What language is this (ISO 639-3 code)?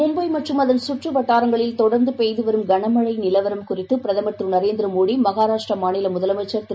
tam